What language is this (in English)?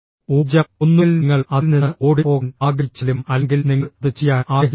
Malayalam